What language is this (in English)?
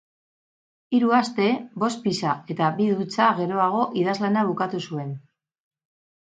Basque